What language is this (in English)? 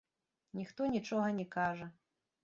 Belarusian